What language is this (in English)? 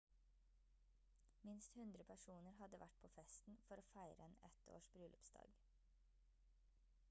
Norwegian Bokmål